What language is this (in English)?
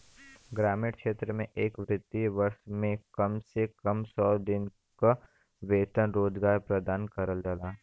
Bhojpuri